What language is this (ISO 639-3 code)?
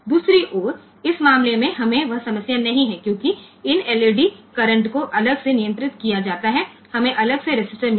guj